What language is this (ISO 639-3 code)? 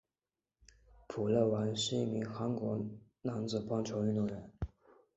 zho